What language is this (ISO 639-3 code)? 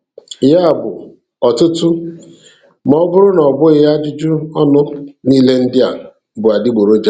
ibo